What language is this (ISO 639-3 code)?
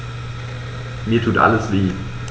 deu